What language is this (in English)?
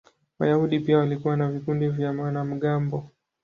Swahili